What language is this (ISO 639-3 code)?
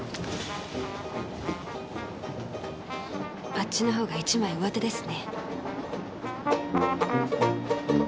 jpn